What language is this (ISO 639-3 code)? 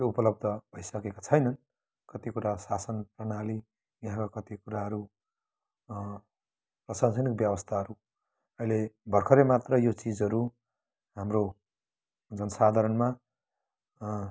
nep